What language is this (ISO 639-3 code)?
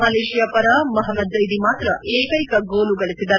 kan